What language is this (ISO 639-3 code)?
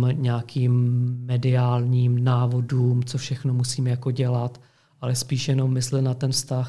ces